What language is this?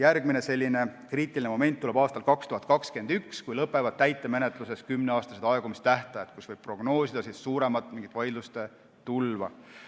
Estonian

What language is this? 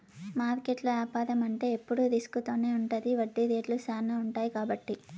Telugu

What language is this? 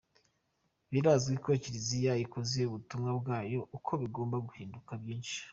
Kinyarwanda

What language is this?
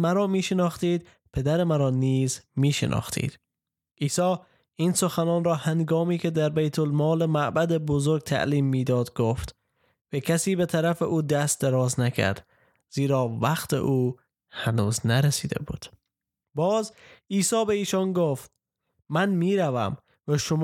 Persian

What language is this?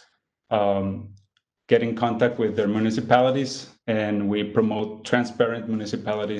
English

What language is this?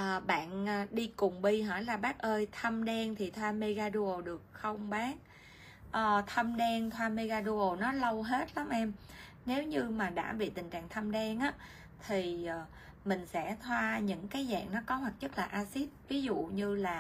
Vietnamese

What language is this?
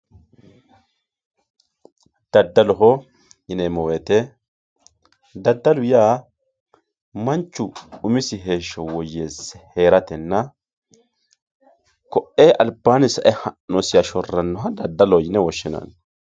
Sidamo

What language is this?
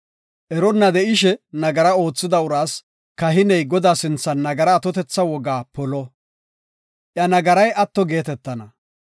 Gofa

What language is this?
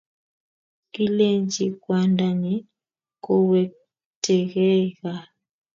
Kalenjin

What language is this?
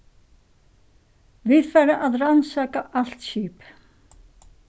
Faroese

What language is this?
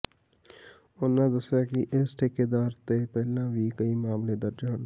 Punjabi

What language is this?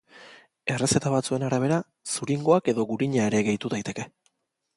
Basque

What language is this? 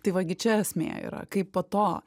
Lithuanian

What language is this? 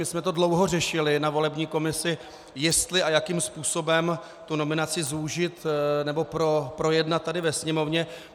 Czech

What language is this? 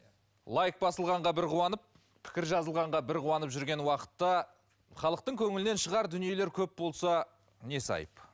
Kazakh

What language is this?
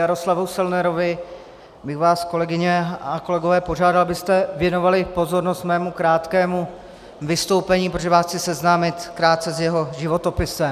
Czech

